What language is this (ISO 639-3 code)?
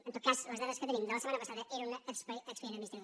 cat